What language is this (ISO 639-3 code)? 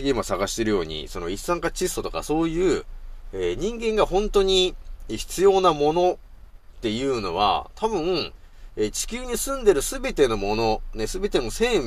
jpn